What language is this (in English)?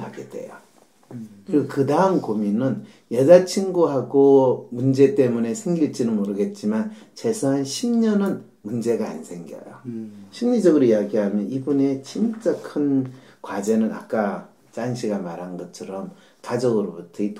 Korean